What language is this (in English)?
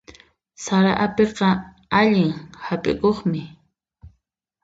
Puno Quechua